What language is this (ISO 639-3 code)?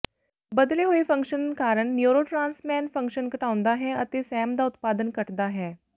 pan